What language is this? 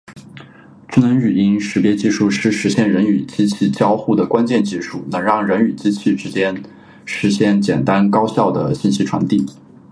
Chinese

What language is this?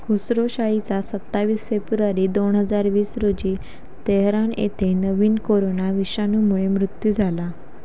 Marathi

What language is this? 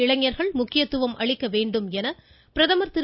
Tamil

